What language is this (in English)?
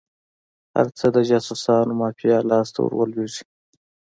Pashto